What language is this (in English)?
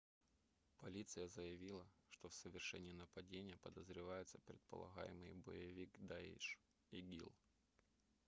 Russian